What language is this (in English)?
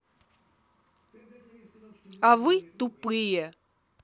Russian